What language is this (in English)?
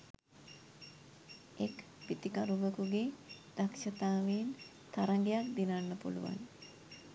Sinhala